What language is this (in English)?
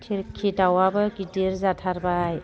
Bodo